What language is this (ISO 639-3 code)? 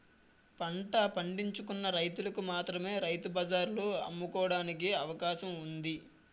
tel